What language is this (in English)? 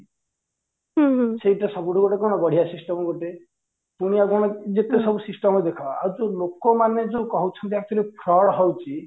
Odia